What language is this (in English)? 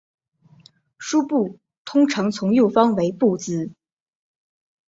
Chinese